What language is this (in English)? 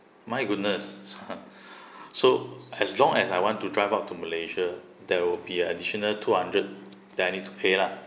English